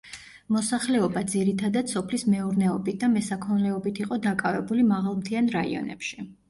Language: Georgian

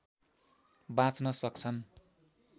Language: Nepali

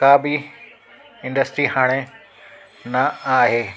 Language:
Sindhi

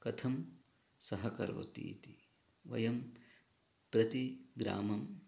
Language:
Sanskrit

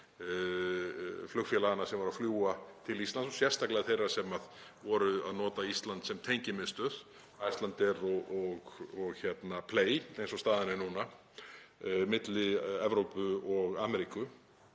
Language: Icelandic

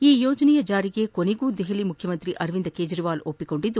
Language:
Kannada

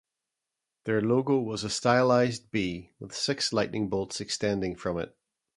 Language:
English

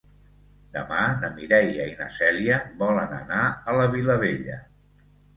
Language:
Catalan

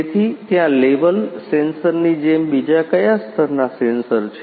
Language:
Gujarati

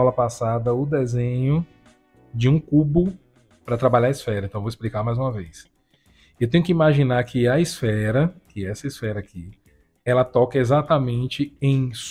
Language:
Portuguese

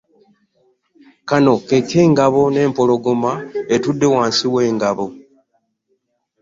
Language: Ganda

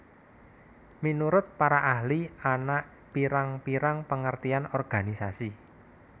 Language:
Javanese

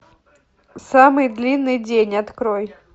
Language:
Russian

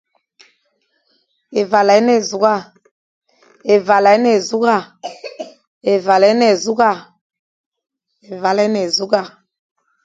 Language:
Fang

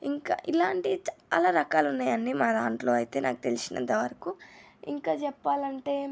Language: Telugu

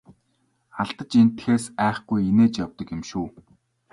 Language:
Mongolian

